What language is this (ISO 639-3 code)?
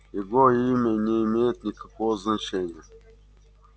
rus